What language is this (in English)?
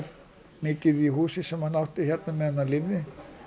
Icelandic